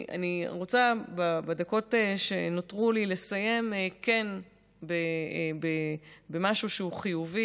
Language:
Hebrew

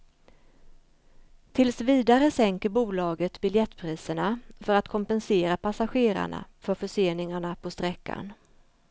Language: Swedish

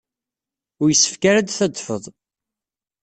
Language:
Kabyle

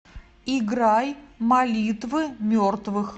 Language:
Russian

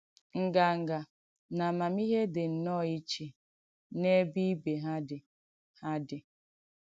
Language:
Igbo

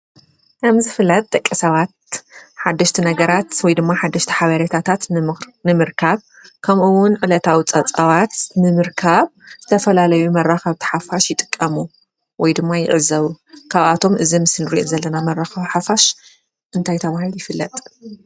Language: Tigrinya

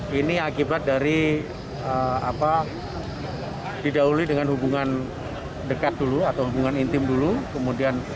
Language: Indonesian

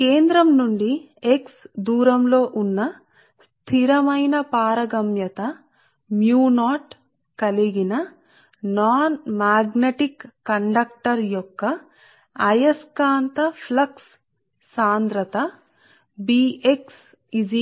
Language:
Telugu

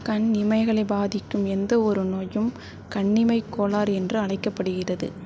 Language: Tamil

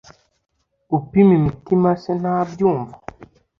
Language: Kinyarwanda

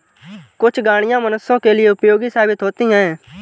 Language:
Hindi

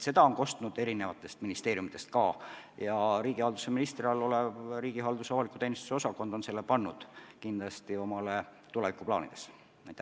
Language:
Estonian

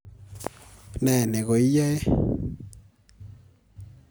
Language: Kalenjin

